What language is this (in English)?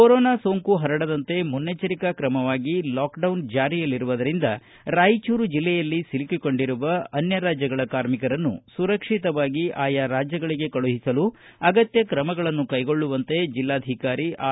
Kannada